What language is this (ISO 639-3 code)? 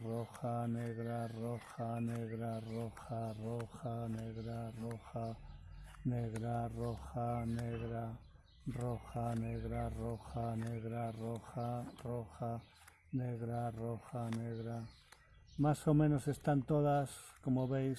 spa